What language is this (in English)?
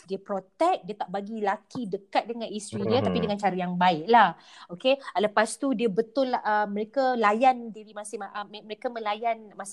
Malay